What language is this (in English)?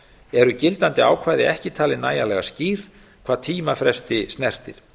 Icelandic